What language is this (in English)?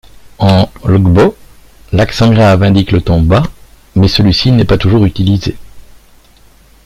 French